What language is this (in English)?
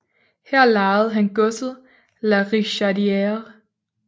Danish